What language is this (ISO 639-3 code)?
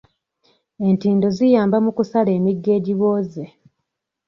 lug